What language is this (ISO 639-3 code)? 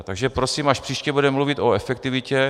ces